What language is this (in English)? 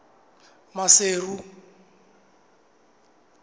Southern Sotho